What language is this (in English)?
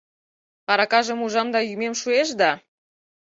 Mari